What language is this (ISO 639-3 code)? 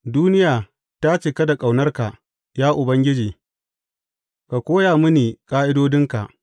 hau